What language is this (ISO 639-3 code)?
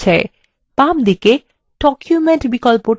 ben